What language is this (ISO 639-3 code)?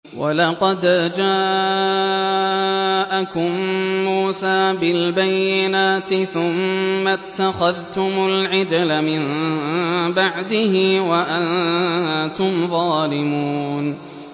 ara